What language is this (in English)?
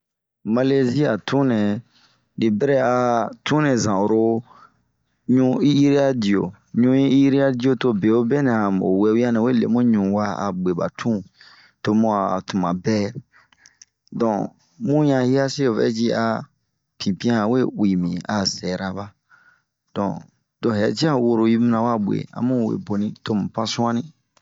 Bomu